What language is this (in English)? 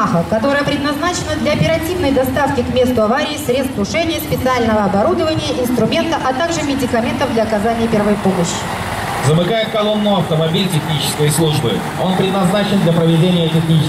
Russian